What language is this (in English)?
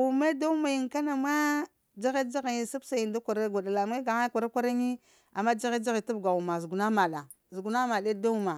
Lamang